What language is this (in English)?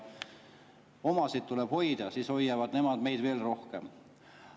Estonian